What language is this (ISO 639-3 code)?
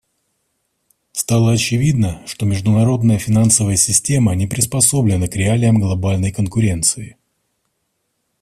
rus